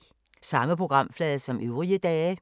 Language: Danish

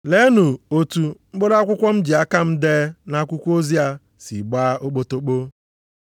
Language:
Igbo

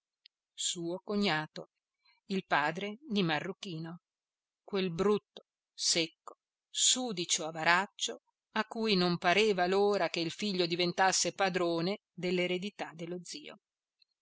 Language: Italian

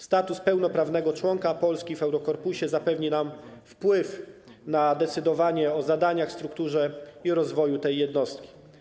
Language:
Polish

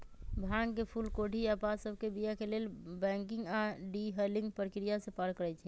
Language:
Magahi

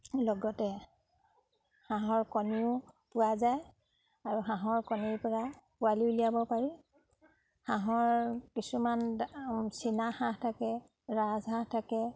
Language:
Assamese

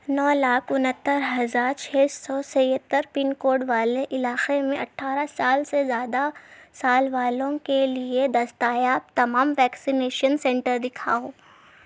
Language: Urdu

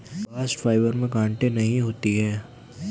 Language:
Hindi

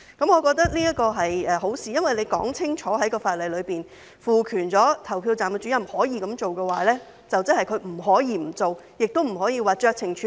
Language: Cantonese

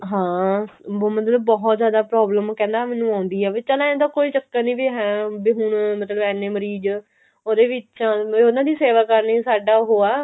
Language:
Punjabi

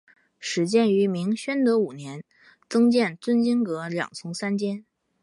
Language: Chinese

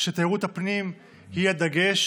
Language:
Hebrew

